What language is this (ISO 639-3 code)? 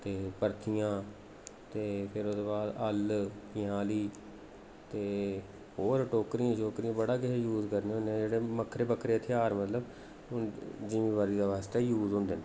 doi